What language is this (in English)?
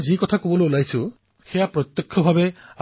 Assamese